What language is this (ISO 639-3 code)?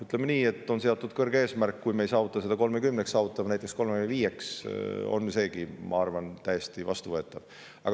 est